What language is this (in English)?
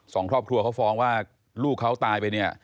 Thai